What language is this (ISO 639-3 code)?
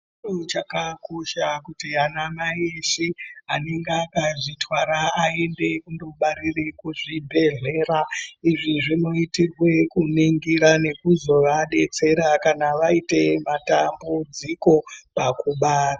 ndc